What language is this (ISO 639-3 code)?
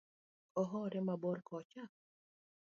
luo